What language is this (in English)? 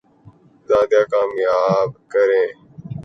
Urdu